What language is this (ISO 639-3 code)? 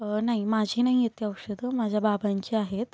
mar